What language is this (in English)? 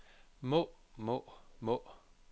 Danish